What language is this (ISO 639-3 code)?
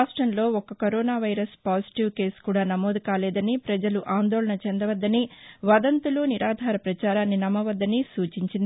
tel